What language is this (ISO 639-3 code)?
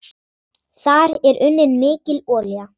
isl